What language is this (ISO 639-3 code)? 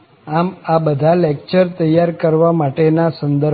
guj